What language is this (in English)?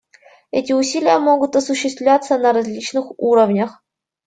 Russian